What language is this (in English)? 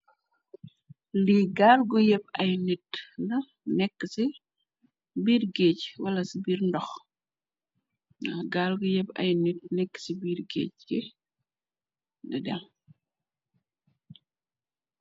Wolof